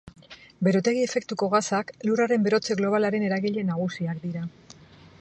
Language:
Basque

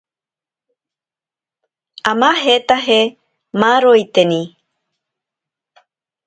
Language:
Ashéninka Perené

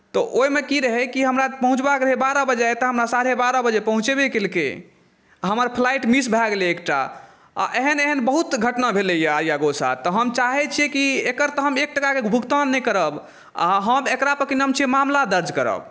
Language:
Maithili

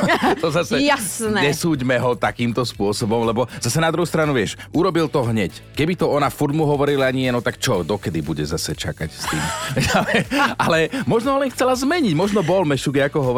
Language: Slovak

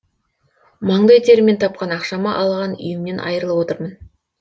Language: Kazakh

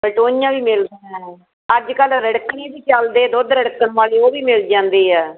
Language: Punjabi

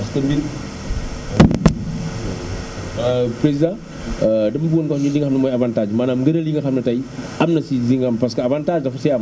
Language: Wolof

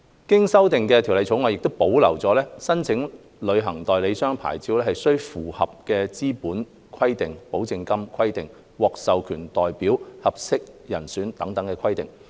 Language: Cantonese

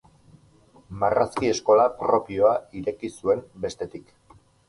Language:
Basque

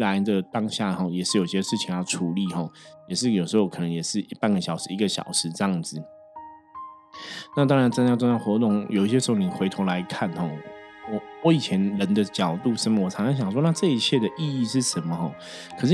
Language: Chinese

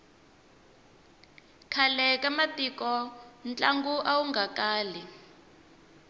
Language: Tsonga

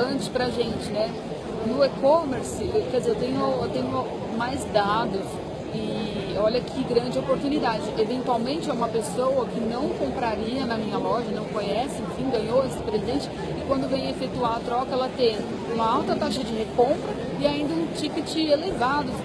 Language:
Portuguese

